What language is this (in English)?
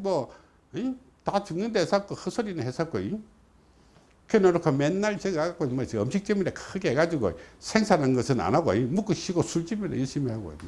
Korean